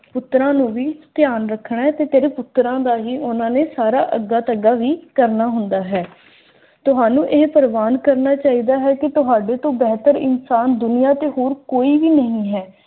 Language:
Punjabi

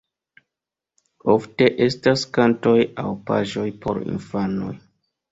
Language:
Esperanto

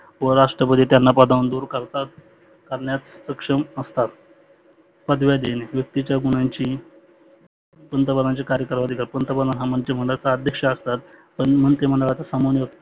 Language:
Marathi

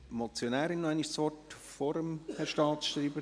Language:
Swiss German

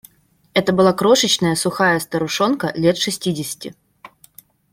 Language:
Russian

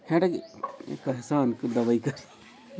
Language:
Chhattisgarhi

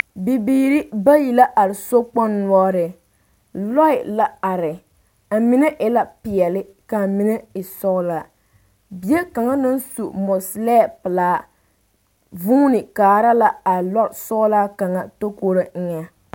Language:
Southern Dagaare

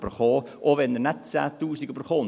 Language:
Swiss German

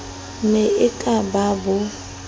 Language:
Southern Sotho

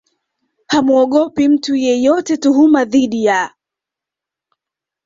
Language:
Swahili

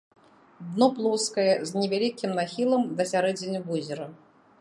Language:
Belarusian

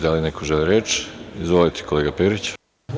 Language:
Serbian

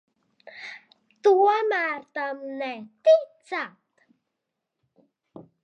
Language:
Latvian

